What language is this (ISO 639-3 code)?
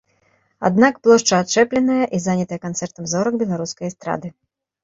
bel